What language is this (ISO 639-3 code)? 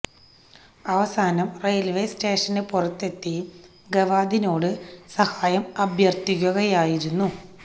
mal